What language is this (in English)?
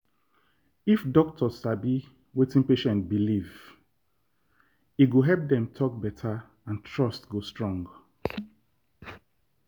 Nigerian Pidgin